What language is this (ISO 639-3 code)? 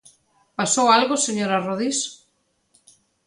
glg